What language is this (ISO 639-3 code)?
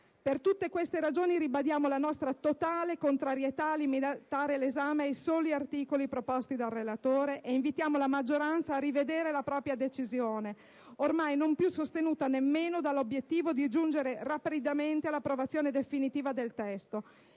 ita